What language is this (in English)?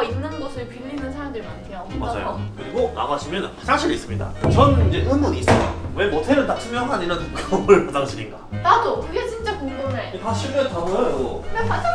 Korean